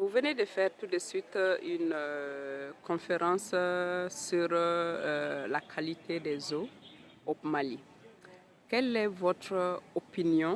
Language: French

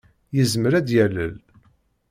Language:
Kabyle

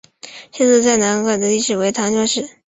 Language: Chinese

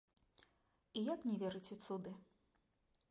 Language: Belarusian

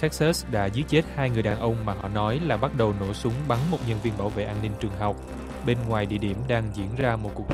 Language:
Vietnamese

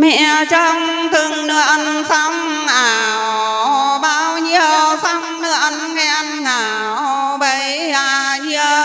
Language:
Vietnamese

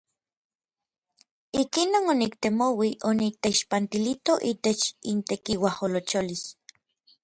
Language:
Orizaba Nahuatl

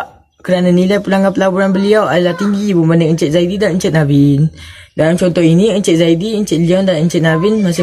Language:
Malay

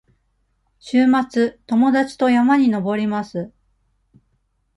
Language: Japanese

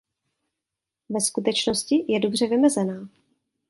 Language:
Czech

